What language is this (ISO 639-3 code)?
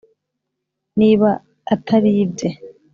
kin